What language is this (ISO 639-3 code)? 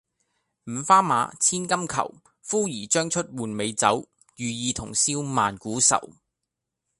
yue